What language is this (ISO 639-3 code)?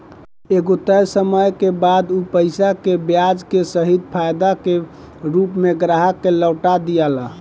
bho